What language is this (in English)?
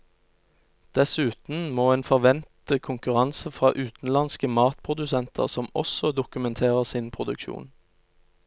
Norwegian